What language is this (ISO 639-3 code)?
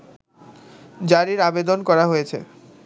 ben